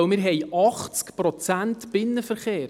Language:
Swiss German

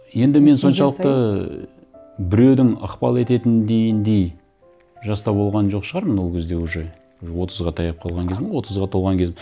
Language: Kazakh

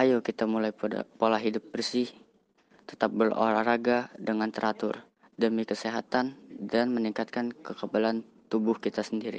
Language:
Indonesian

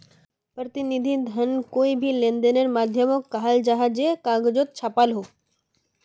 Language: Magahi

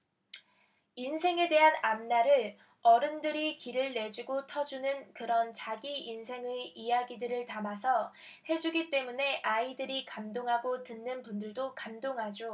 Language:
Korean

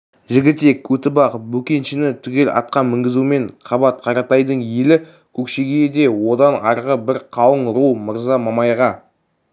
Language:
Kazakh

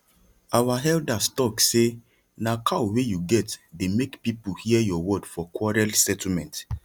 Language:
Nigerian Pidgin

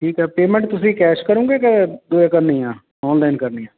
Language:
Punjabi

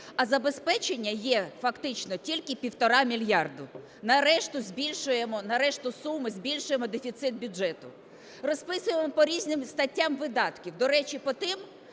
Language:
Ukrainian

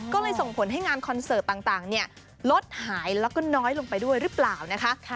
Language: Thai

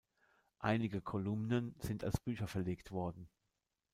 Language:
German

